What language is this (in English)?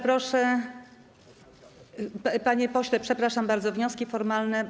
Polish